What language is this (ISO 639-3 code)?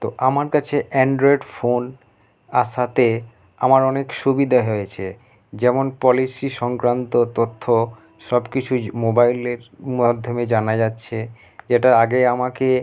ben